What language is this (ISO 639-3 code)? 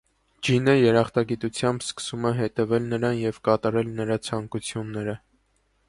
hye